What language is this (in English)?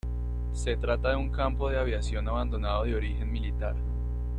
Spanish